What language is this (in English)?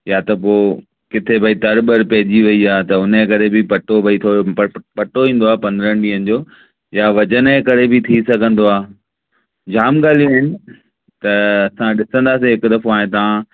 Sindhi